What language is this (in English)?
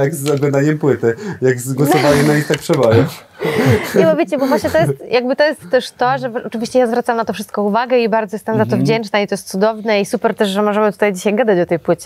Polish